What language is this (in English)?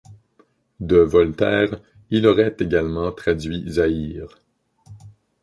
French